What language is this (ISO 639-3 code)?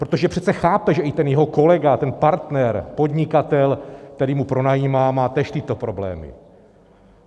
ces